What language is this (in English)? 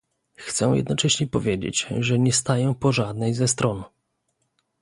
Polish